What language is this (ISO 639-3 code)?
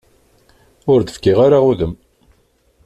kab